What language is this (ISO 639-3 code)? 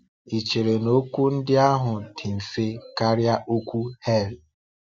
ibo